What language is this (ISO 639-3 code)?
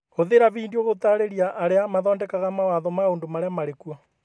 kik